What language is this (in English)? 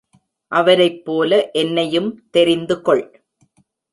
Tamil